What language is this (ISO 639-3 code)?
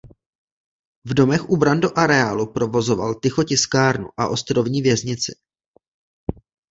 ces